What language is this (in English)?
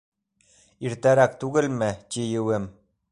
Bashkir